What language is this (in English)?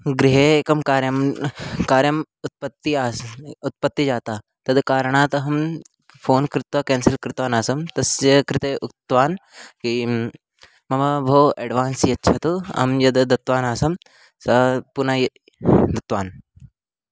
Sanskrit